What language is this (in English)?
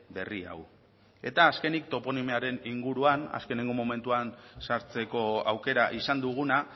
Basque